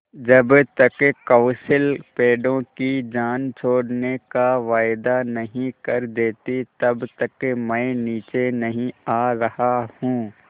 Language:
Hindi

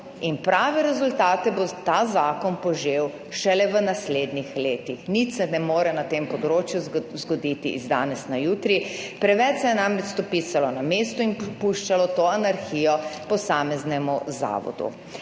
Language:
Slovenian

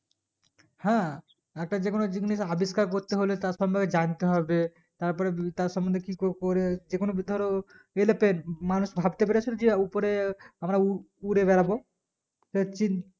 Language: Bangla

